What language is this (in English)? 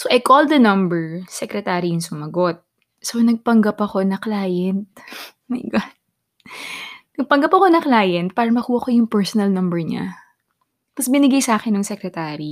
Filipino